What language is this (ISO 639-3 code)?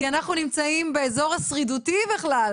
heb